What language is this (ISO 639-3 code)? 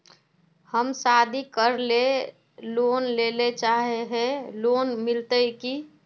mag